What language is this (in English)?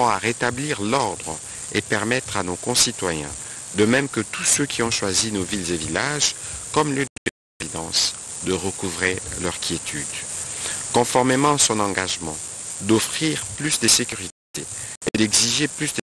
French